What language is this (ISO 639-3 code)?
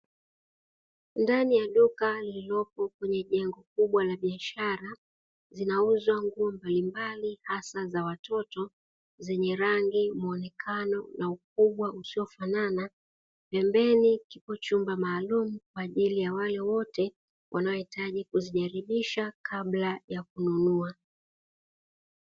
swa